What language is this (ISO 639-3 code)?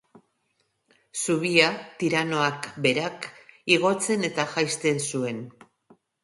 eus